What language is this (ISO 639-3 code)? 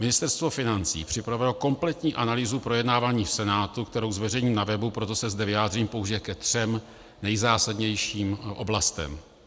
ces